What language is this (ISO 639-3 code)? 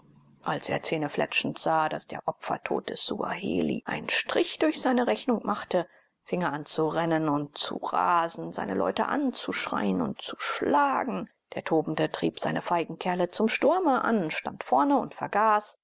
deu